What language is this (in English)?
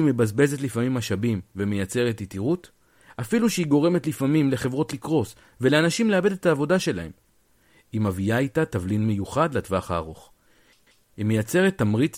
Hebrew